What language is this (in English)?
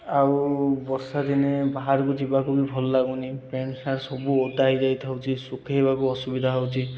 Odia